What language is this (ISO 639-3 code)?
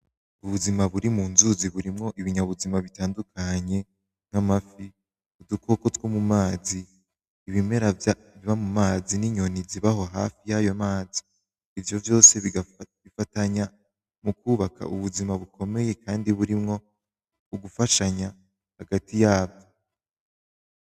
run